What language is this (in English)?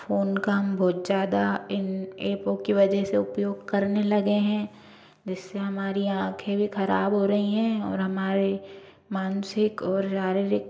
Hindi